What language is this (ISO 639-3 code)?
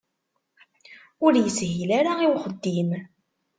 kab